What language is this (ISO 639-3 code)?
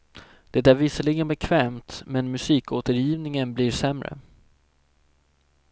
swe